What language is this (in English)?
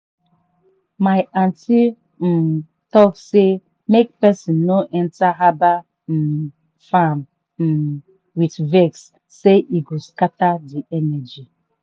Nigerian Pidgin